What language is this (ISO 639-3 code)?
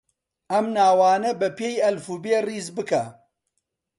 ckb